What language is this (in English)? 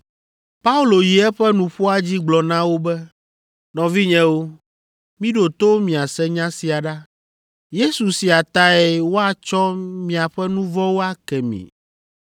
Ewe